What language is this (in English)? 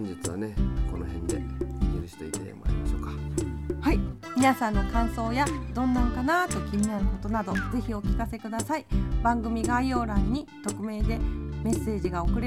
Japanese